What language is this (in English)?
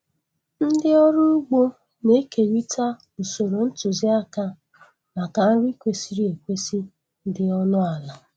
Igbo